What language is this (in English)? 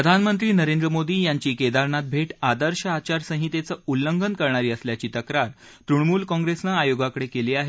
Marathi